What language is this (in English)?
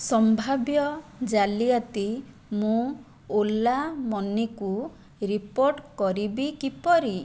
Odia